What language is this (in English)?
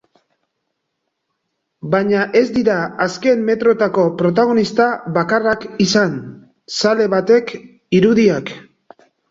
Basque